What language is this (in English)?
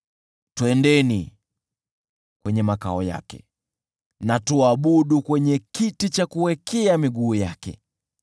Swahili